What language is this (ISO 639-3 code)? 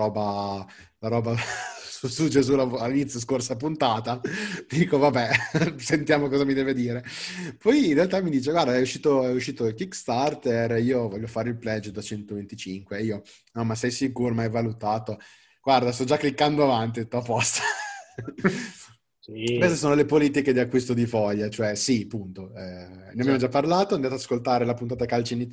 ita